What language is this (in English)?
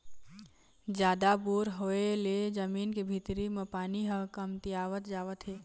Chhattisgarhi